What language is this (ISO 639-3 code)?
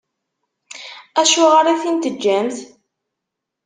kab